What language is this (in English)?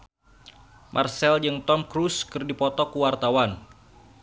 Sundanese